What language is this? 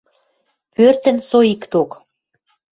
Western Mari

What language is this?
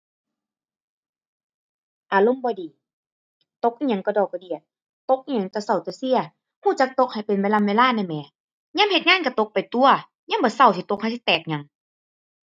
Thai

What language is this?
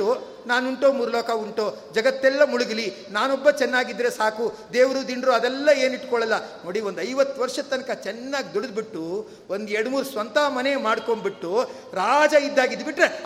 Kannada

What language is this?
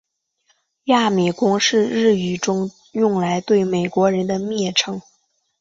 Chinese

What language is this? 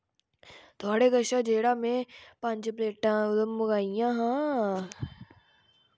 Dogri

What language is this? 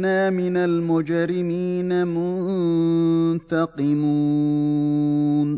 Arabic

